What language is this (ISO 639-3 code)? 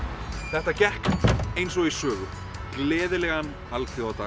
isl